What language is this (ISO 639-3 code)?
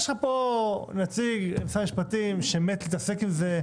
heb